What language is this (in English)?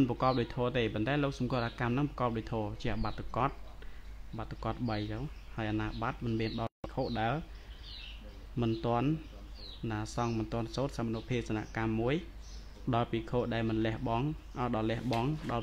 Thai